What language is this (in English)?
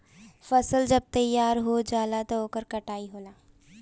Bhojpuri